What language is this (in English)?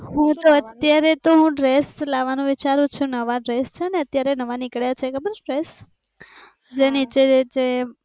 Gujarati